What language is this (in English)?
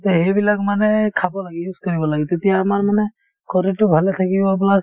Assamese